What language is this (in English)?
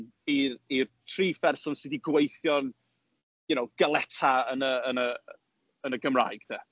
Welsh